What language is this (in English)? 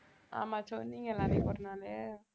Tamil